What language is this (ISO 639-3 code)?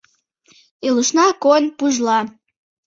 chm